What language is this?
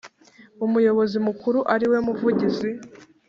Kinyarwanda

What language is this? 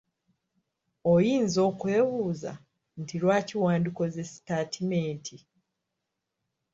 Ganda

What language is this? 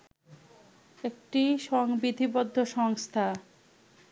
Bangla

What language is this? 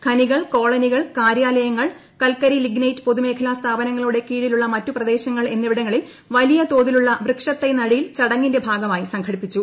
Malayalam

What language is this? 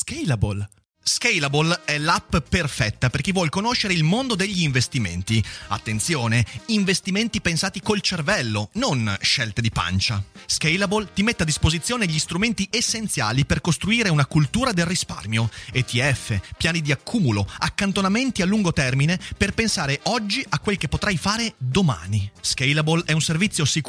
Italian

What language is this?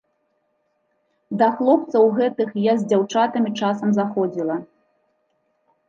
Belarusian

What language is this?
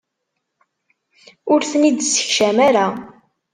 Kabyle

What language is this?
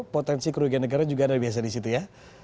Indonesian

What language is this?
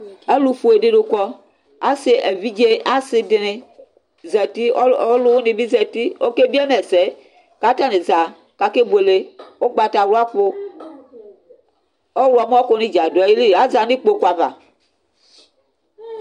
Ikposo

